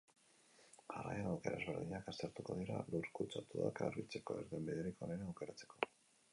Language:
Basque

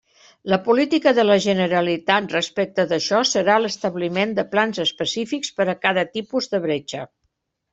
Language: Catalan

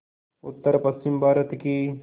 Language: Hindi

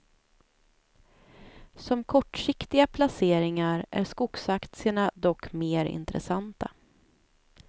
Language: Swedish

